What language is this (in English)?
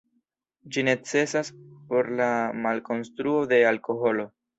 Esperanto